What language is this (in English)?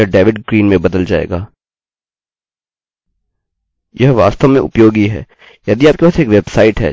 Hindi